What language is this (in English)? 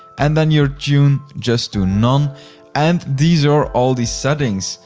English